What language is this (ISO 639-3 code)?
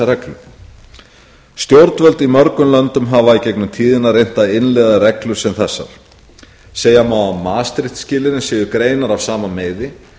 isl